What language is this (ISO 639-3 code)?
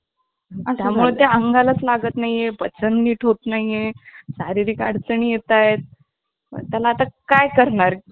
mar